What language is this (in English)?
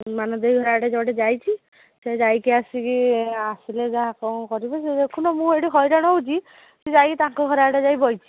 Odia